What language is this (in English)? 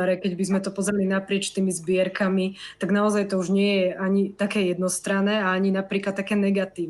Slovak